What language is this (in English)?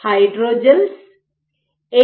Malayalam